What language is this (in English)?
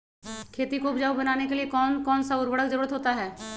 Magahi